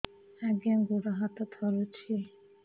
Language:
Odia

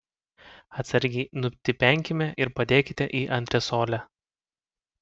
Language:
Lithuanian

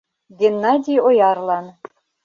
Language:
Mari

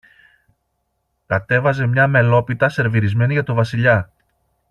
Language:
Greek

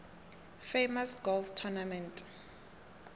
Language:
South Ndebele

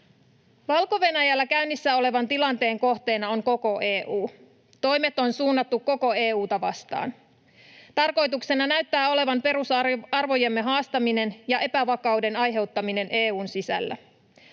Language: Finnish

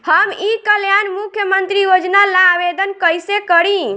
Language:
Bhojpuri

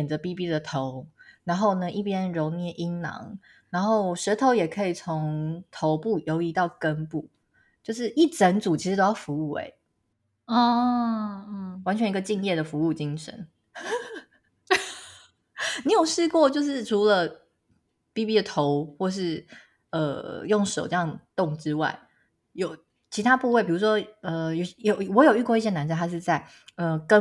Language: Chinese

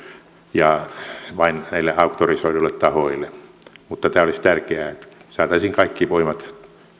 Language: Finnish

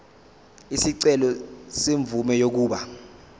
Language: Zulu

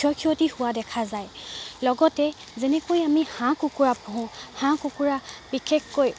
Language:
Assamese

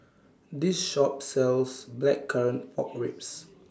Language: English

